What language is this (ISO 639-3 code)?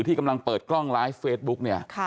tha